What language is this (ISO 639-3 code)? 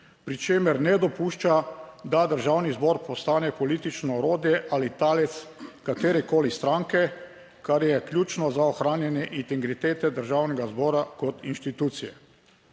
slv